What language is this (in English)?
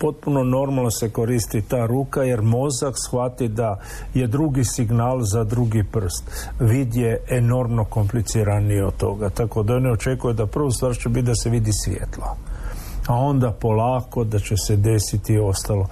Croatian